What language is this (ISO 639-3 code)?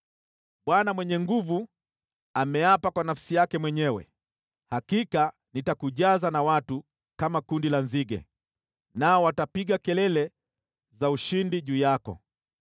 swa